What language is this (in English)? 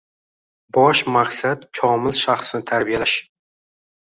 Uzbek